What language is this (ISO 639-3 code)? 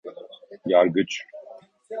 tur